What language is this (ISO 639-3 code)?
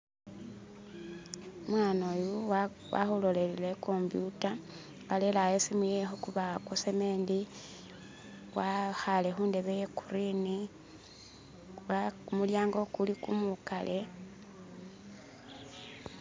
myx